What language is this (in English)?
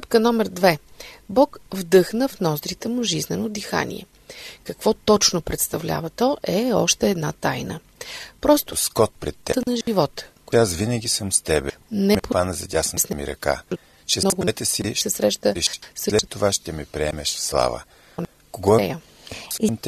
Bulgarian